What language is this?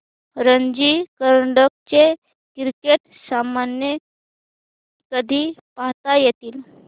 Marathi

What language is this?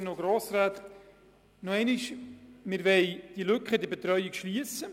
Swiss German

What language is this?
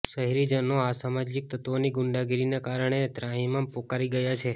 Gujarati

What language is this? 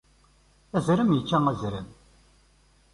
Kabyle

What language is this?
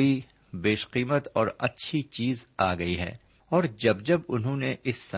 Urdu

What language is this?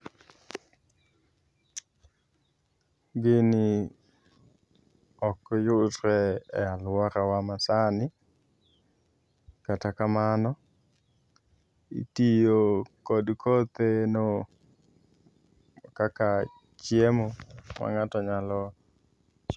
Luo (Kenya and Tanzania)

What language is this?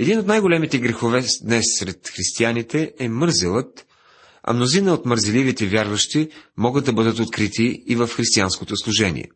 Bulgarian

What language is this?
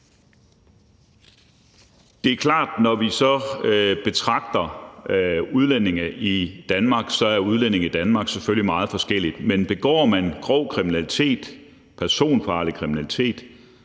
Danish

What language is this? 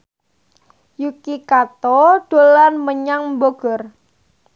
Javanese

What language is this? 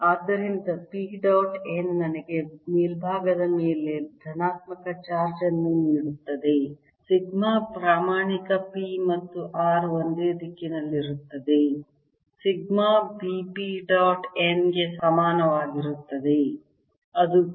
Kannada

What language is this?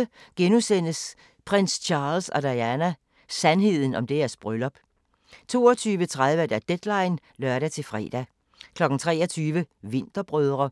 Danish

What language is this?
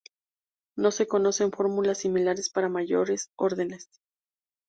Spanish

